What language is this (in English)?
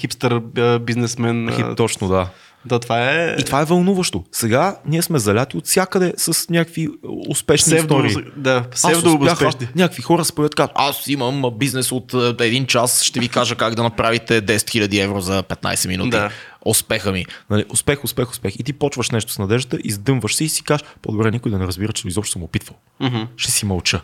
Bulgarian